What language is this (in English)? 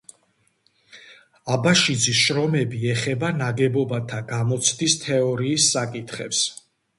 Georgian